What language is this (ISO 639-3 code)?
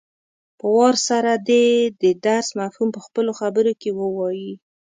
pus